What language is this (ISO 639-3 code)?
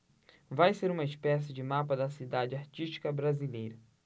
por